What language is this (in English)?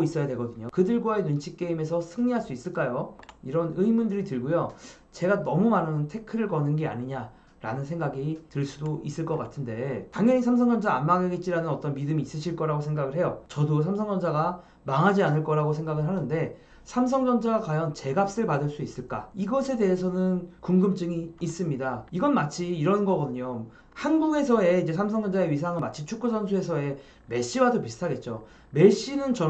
Korean